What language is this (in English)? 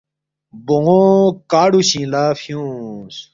Balti